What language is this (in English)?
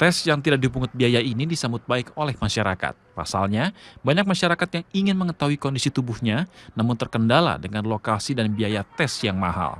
Indonesian